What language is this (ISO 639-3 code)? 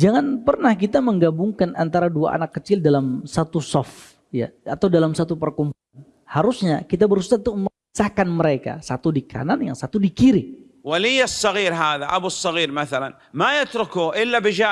ind